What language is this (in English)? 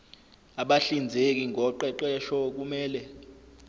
Zulu